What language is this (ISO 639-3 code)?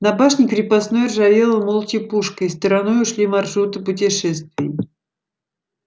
rus